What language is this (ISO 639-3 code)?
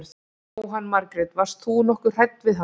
isl